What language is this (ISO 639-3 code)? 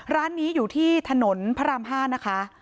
tha